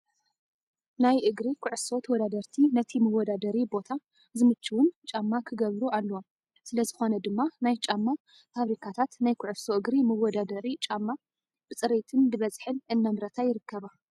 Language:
Tigrinya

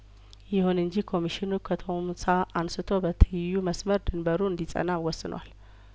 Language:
Amharic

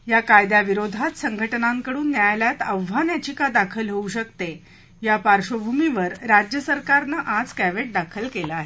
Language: Marathi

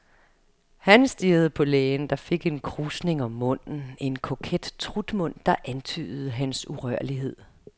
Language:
Danish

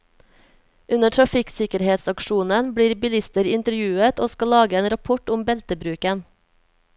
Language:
Norwegian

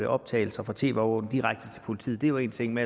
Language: Danish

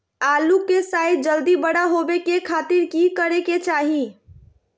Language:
Magahi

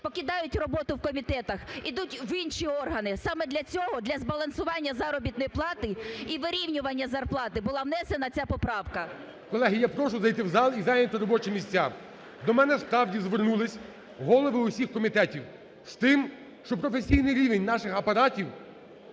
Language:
Ukrainian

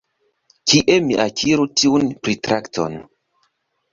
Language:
Esperanto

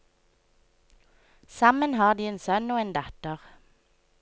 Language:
Norwegian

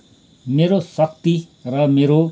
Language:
Nepali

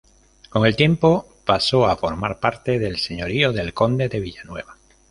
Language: Spanish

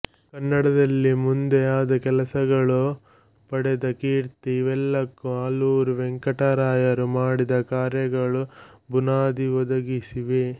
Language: Kannada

